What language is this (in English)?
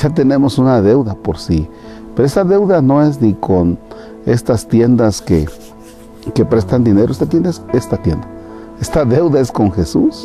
Spanish